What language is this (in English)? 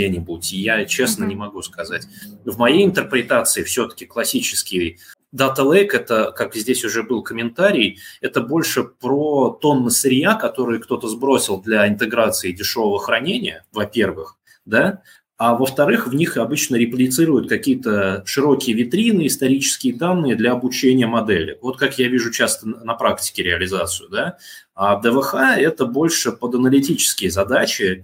Russian